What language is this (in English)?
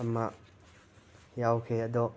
Manipuri